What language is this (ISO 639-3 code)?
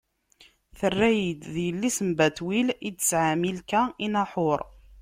kab